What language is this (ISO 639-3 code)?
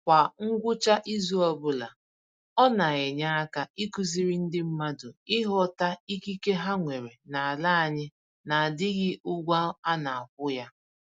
ibo